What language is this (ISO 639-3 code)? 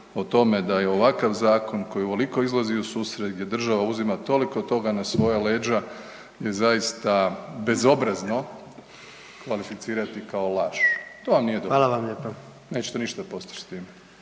hrv